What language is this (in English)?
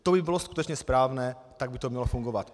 Czech